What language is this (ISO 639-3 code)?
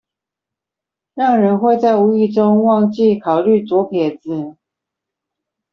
zho